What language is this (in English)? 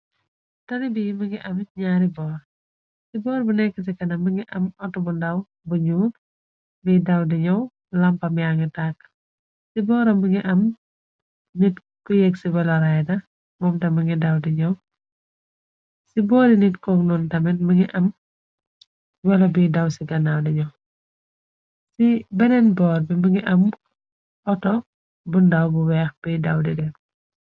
Wolof